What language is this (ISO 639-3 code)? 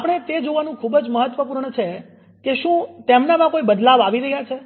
guj